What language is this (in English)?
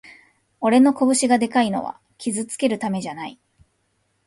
Japanese